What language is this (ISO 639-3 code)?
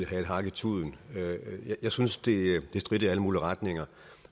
dan